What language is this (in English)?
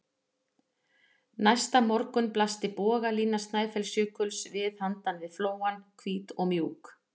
Icelandic